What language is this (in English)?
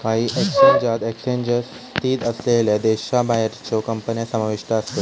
Marathi